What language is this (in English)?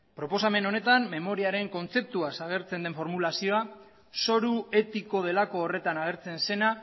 Basque